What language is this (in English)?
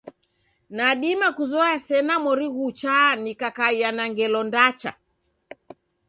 Taita